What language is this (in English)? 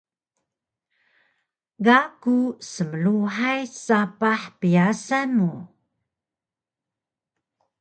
Taroko